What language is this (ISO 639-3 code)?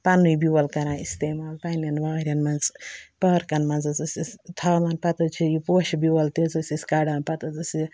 kas